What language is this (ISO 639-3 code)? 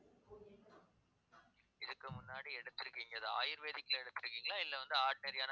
tam